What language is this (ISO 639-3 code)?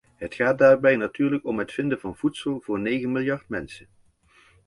nld